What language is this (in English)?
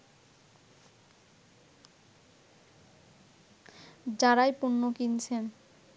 Bangla